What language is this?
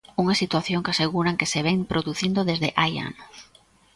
Galician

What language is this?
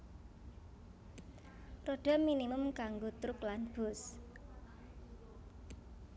Javanese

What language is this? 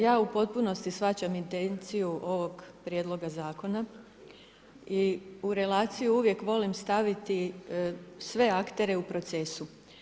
Croatian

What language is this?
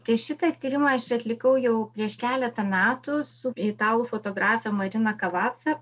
Lithuanian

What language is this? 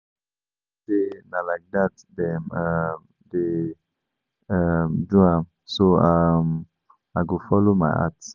Nigerian Pidgin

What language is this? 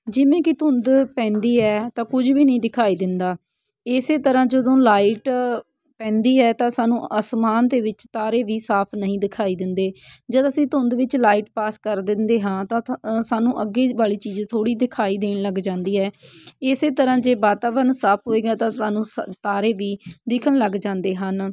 Punjabi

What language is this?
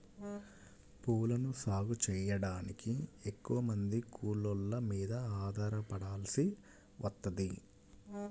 Telugu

